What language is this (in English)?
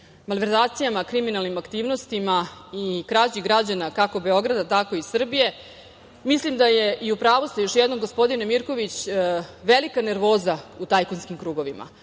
Serbian